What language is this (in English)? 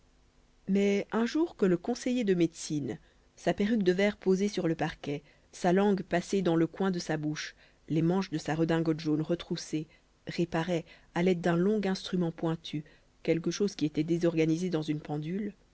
French